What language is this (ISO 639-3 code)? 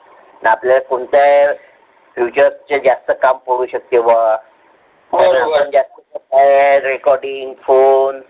mar